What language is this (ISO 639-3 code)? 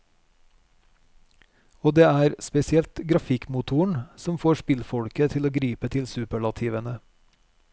nor